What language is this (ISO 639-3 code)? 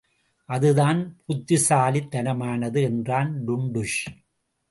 tam